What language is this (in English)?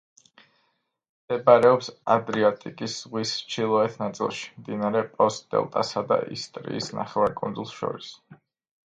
Georgian